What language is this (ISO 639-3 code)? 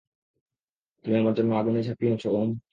ben